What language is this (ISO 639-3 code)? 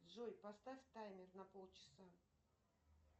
rus